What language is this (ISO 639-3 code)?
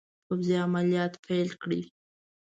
pus